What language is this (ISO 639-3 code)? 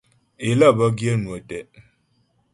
bbj